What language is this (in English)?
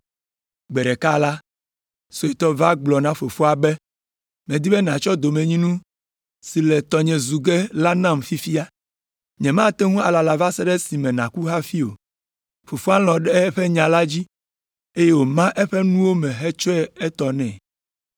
Ewe